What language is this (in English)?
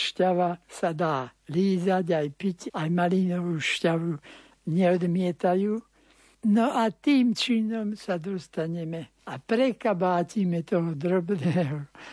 Slovak